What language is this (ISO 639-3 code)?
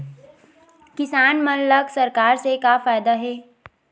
hne